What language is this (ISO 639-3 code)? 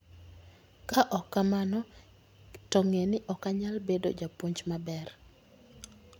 luo